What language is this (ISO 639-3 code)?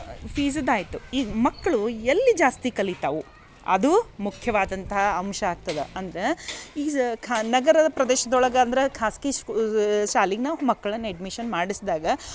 kan